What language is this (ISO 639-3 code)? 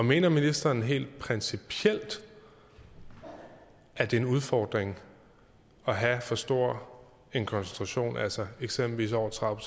dan